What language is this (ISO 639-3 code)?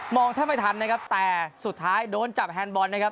tha